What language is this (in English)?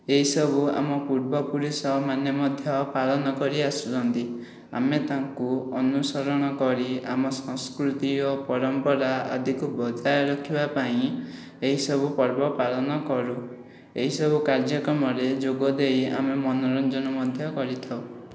Odia